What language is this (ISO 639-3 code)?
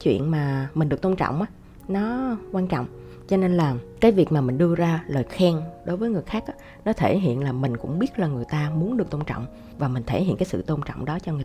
vie